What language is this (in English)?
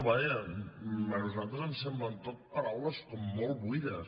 Catalan